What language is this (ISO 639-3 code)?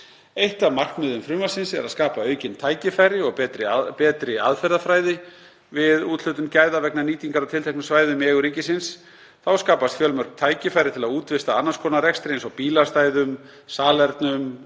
isl